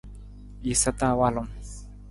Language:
Nawdm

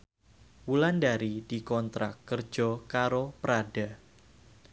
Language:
Javanese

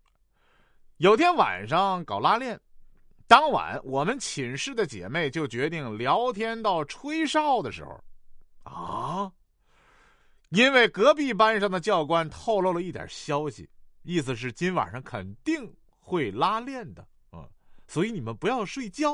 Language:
Chinese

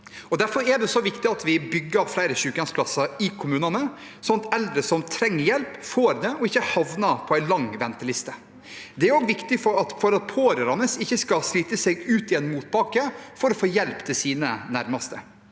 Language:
Norwegian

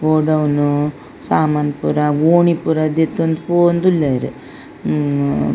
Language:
Tulu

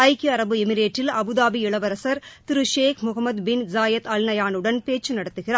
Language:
Tamil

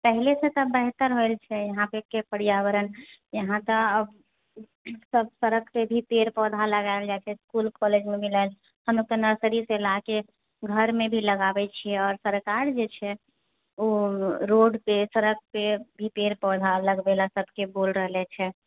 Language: Maithili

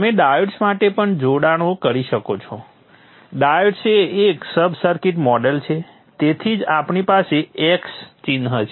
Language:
Gujarati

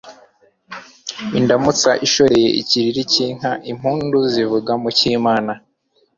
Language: Kinyarwanda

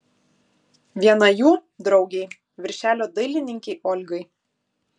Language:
Lithuanian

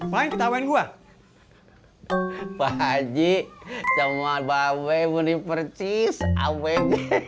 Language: Indonesian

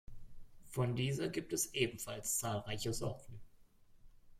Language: German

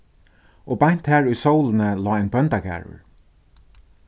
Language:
Faroese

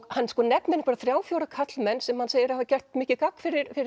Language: Icelandic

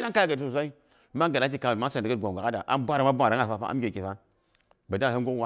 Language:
Boghom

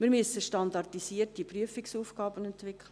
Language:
Swiss German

